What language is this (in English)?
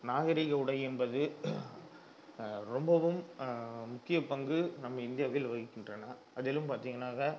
Tamil